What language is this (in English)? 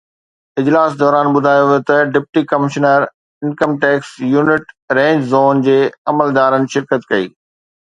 Sindhi